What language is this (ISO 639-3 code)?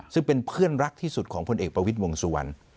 tha